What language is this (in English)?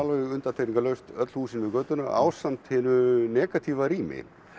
Icelandic